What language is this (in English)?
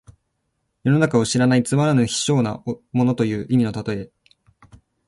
Japanese